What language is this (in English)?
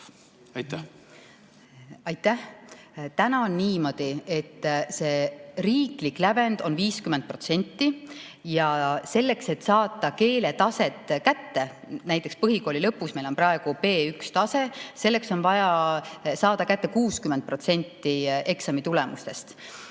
Estonian